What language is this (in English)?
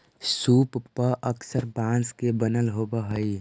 Magahi